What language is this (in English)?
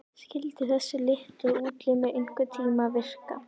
Icelandic